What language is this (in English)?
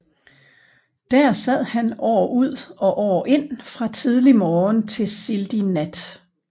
Danish